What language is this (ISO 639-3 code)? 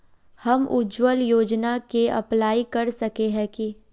mag